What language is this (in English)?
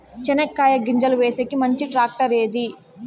Telugu